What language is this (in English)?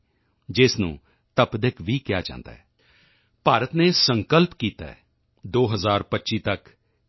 Punjabi